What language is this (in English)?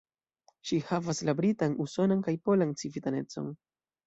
Esperanto